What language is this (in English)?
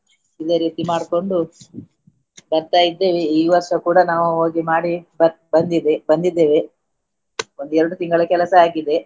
Kannada